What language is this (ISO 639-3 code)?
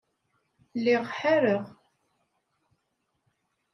kab